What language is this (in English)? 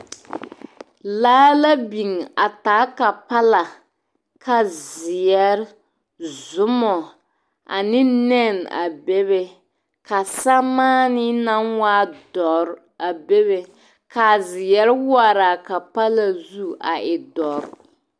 Southern Dagaare